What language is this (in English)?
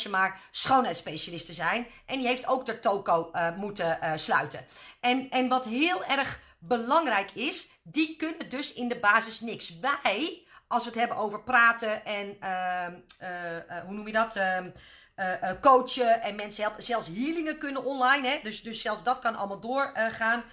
Dutch